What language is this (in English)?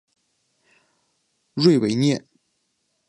Chinese